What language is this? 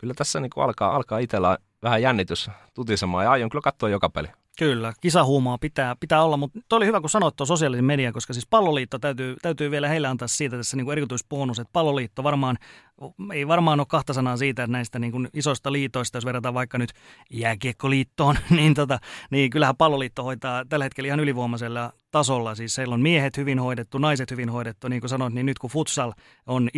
Finnish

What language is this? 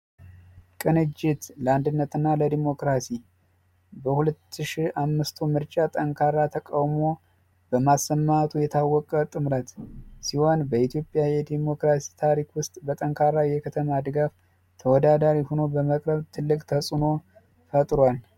Amharic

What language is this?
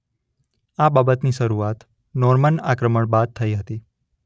Gujarati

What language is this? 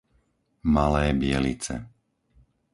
Slovak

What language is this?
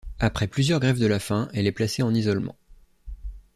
French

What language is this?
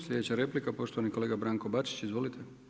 Croatian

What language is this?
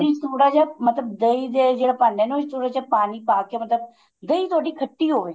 Punjabi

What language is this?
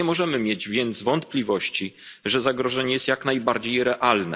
Polish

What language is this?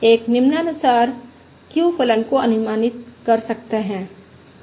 Hindi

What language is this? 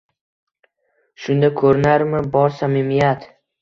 Uzbek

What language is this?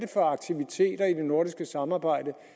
Danish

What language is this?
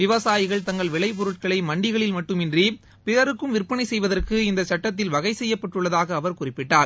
Tamil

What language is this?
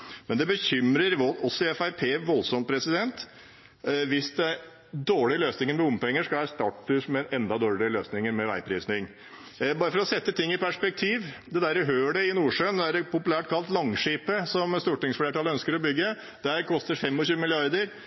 Norwegian Bokmål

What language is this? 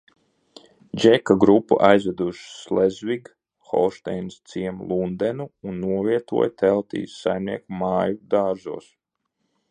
Latvian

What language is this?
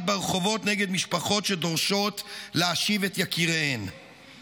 Hebrew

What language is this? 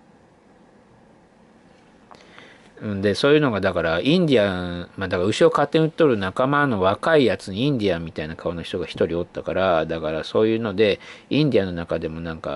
Japanese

